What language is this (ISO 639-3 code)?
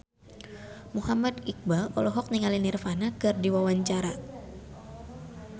sun